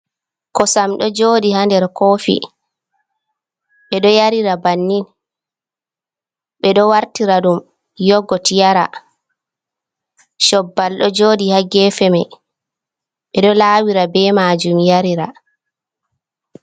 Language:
Fula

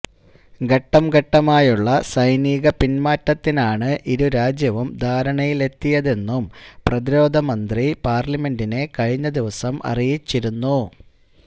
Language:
Malayalam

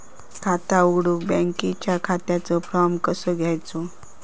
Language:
Marathi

